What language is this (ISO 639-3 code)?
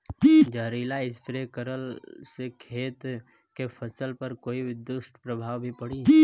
bho